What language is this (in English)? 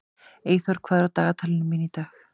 Icelandic